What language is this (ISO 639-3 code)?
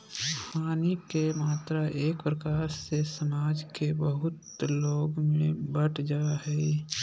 mag